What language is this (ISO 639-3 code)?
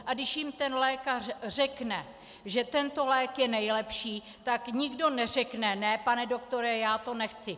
ces